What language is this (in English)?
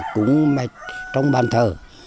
Vietnamese